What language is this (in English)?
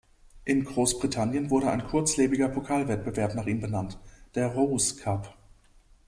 German